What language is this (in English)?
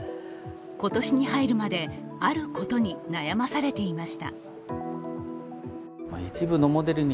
Japanese